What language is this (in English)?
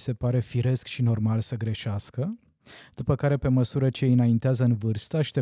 Romanian